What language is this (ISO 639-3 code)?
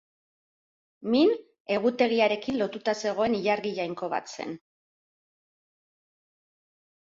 eus